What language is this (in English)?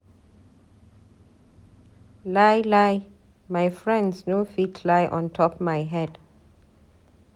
Nigerian Pidgin